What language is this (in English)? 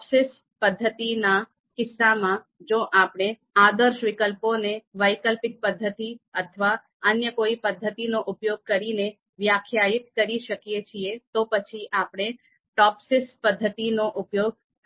Gujarati